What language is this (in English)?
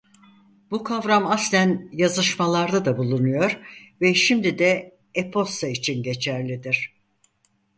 Turkish